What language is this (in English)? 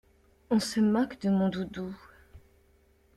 French